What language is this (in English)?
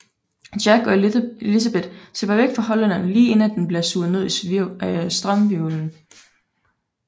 Danish